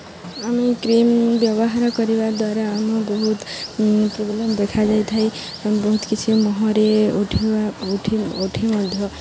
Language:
Odia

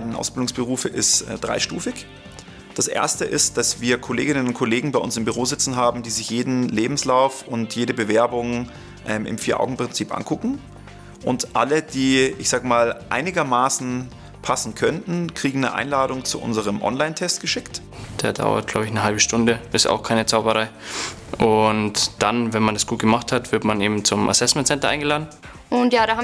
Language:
German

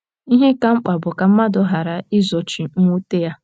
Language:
Igbo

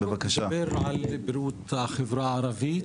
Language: Hebrew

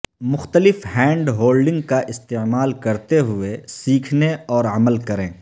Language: Urdu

